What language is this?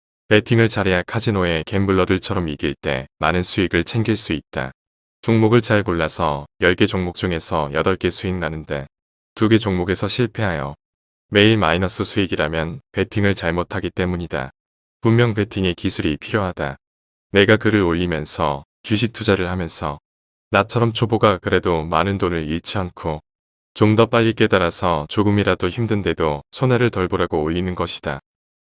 Korean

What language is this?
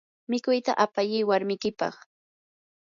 Yanahuanca Pasco Quechua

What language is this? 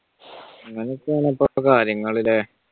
Malayalam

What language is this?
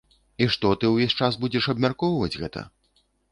Belarusian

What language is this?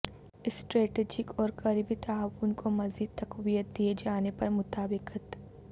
Urdu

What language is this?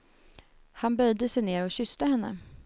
Swedish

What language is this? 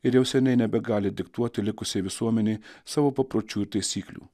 Lithuanian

